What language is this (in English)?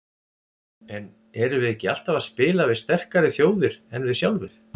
Icelandic